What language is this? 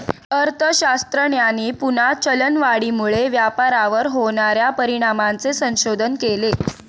Marathi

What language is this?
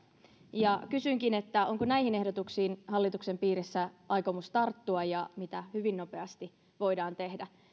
Finnish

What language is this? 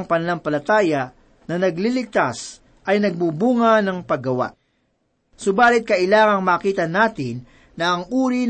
Filipino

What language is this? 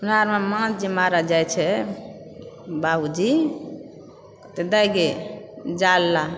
Maithili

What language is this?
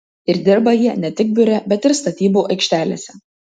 Lithuanian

